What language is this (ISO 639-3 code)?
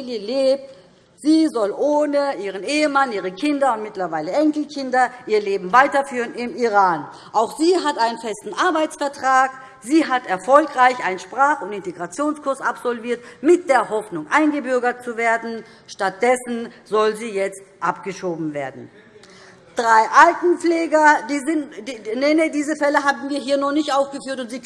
deu